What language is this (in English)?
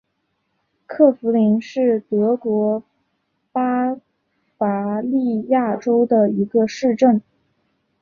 Chinese